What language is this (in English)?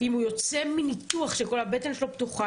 Hebrew